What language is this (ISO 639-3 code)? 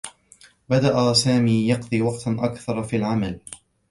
ara